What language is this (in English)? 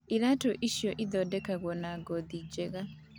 Kikuyu